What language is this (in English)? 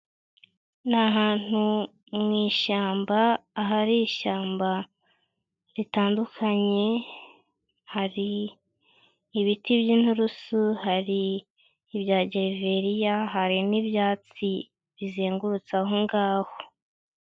Kinyarwanda